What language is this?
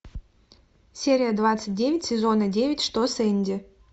Russian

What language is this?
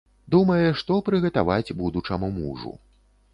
Belarusian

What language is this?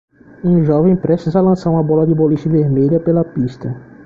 Portuguese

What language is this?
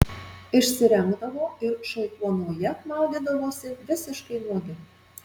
Lithuanian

